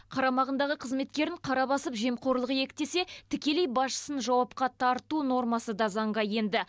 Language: Kazakh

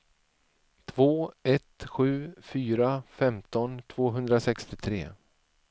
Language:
Swedish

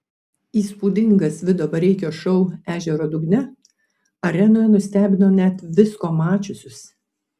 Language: Lithuanian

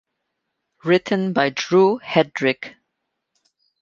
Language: English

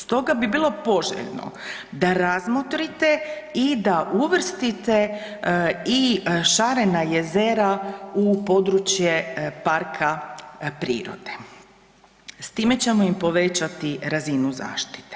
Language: Croatian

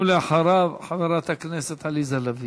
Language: Hebrew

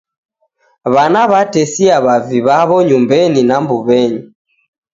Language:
Taita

